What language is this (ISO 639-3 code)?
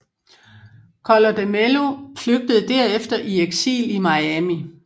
dan